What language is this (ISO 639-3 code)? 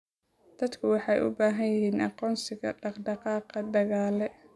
som